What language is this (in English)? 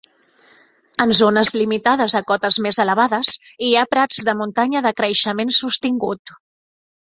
Catalan